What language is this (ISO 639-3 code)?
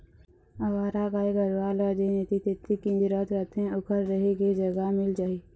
hne